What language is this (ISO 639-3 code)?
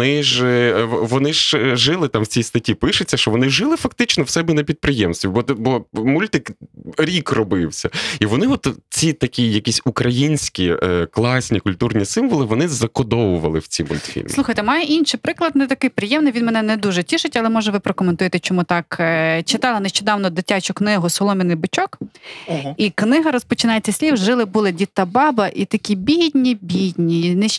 ukr